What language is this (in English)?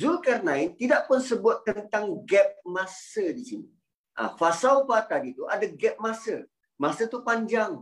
Malay